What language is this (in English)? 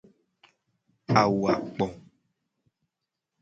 Gen